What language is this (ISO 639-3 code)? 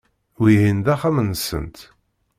kab